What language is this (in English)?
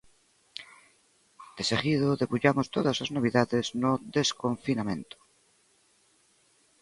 Galician